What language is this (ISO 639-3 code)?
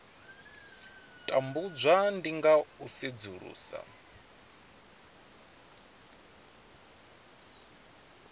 ven